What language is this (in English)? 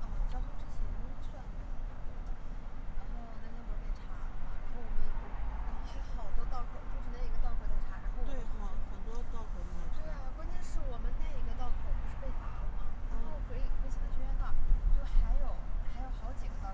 Chinese